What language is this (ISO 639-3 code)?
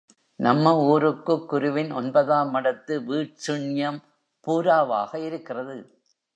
tam